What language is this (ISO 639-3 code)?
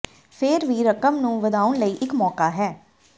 pan